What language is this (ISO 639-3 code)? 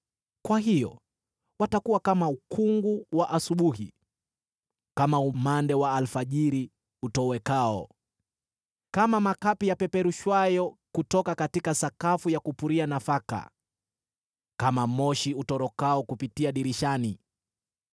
swa